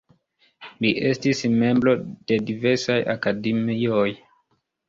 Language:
Esperanto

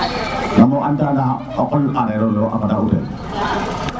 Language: Serer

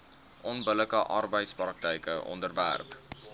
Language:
Afrikaans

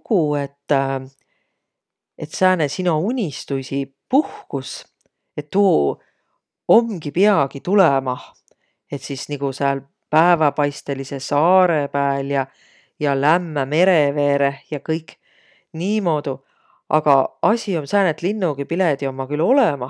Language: Võro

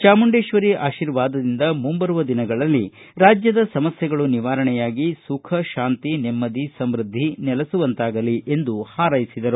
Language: Kannada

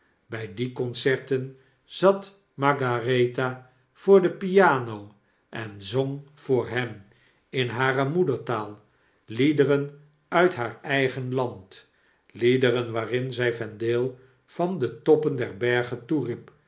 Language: Dutch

